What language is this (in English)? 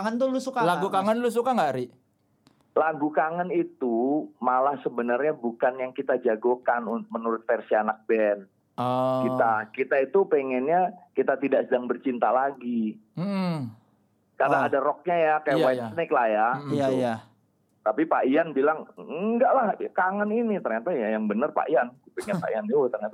Indonesian